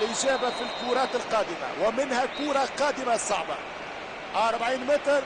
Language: Arabic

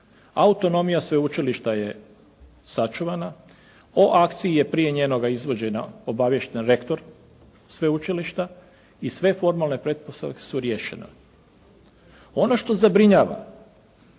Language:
Croatian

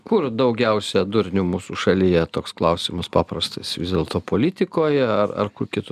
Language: Lithuanian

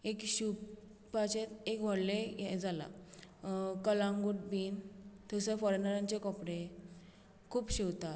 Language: Konkani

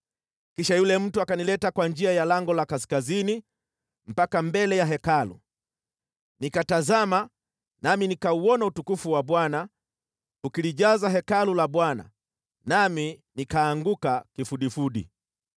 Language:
Swahili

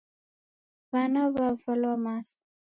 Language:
Taita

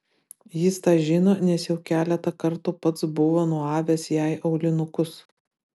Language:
Lithuanian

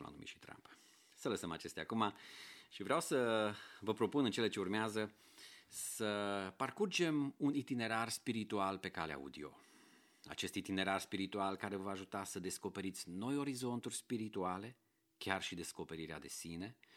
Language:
Romanian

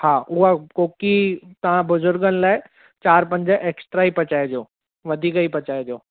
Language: Sindhi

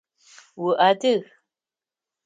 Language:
Adyghe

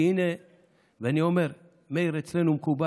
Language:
Hebrew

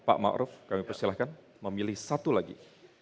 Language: Indonesian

